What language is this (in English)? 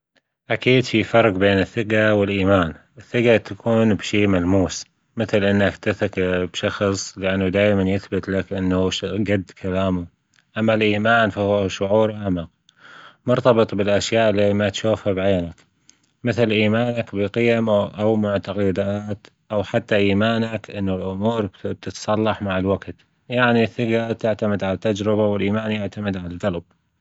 Gulf Arabic